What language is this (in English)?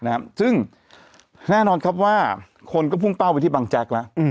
Thai